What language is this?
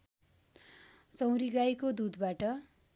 Nepali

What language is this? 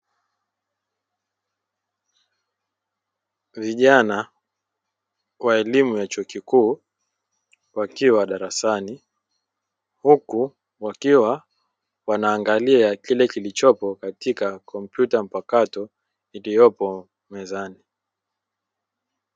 Swahili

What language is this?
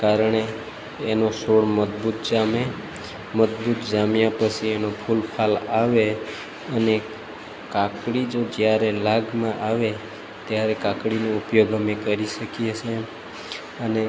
Gujarati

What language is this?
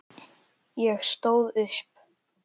Icelandic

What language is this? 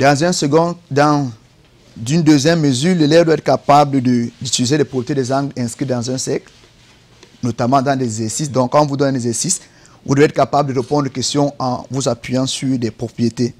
French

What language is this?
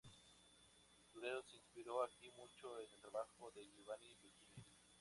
Spanish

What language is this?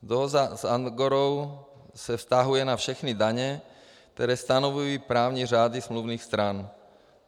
Czech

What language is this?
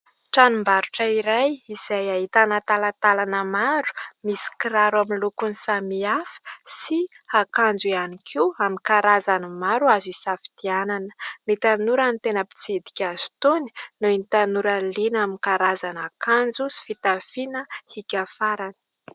Malagasy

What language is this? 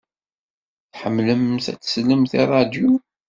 Kabyle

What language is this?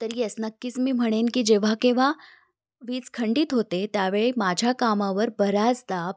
Marathi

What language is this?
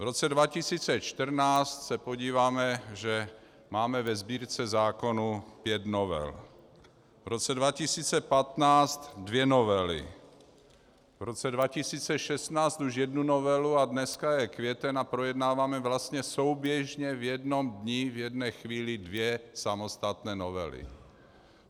Czech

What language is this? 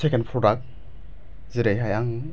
Bodo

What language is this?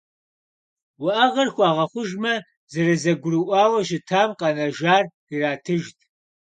Kabardian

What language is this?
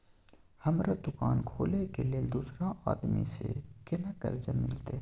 Maithili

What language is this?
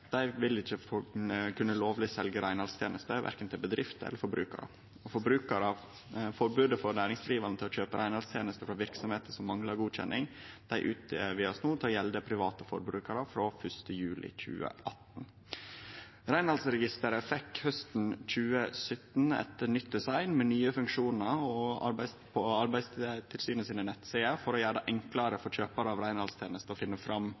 Norwegian Nynorsk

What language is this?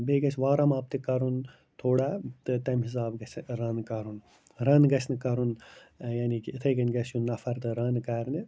Kashmiri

